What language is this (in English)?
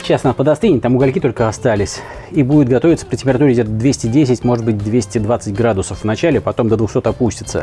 Russian